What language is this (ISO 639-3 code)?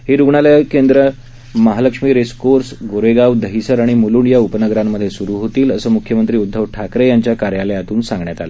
mar